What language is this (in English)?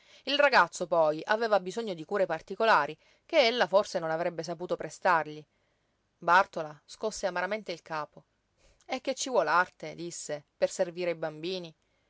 Italian